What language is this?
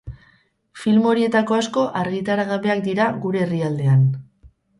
Basque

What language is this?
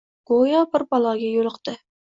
Uzbek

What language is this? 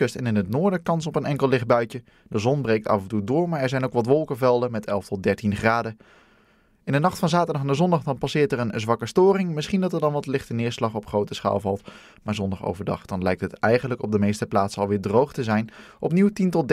Dutch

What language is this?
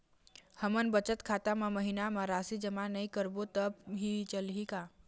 Chhattisgarhi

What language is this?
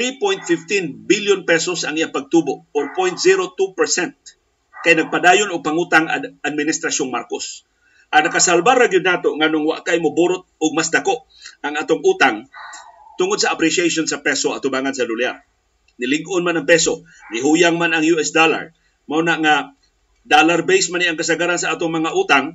Filipino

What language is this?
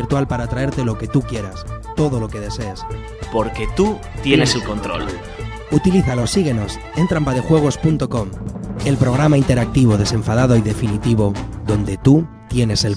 Spanish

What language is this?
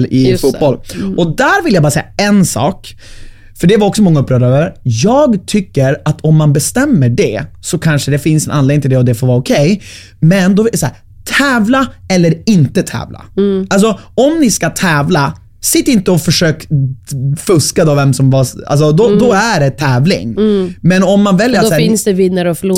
Swedish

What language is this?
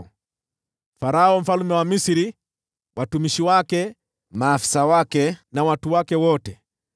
Swahili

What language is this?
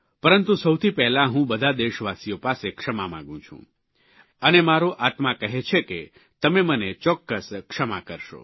Gujarati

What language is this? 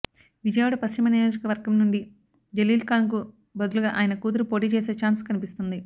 Telugu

